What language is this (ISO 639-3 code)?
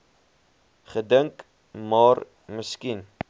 afr